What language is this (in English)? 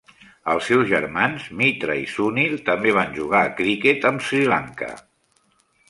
Catalan